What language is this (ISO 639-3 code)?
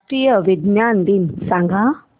mar